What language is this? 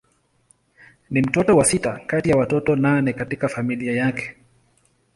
Swahili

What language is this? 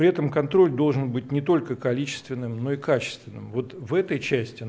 Russian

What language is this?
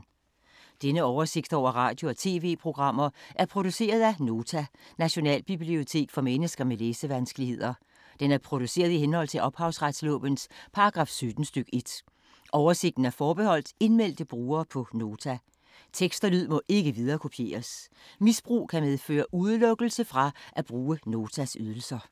Danish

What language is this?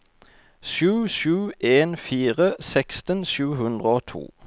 Norwegian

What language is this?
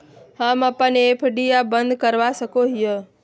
Magahi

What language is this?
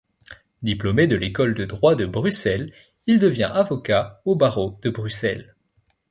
French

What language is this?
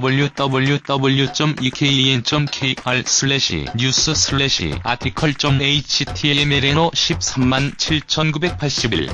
Korean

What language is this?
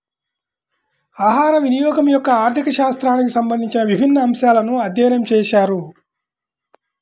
Telugu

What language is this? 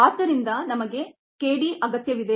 Kannada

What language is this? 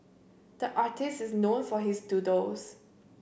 English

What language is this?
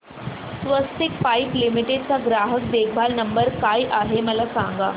Marathi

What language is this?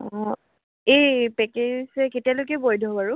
Assamese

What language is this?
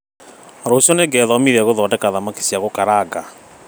Kikuyu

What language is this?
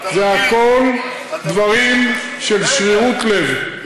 Hebrew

